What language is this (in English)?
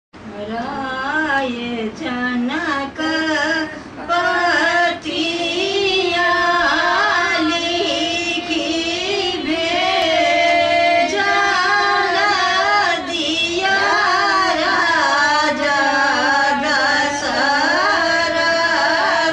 Arabic